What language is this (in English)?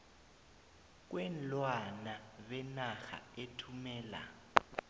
South Ndebele